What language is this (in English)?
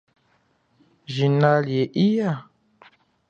Chokwe